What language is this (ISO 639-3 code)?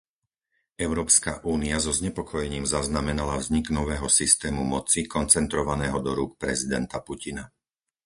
slk